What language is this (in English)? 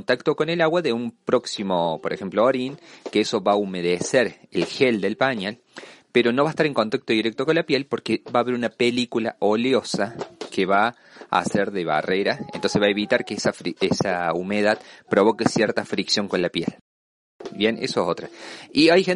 Spanish